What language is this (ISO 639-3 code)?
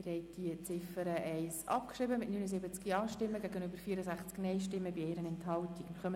gsw